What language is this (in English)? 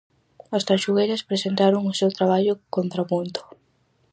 Galician